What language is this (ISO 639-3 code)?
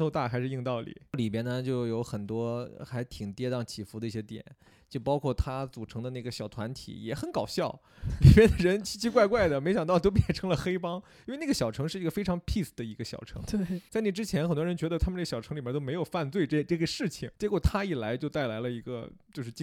zho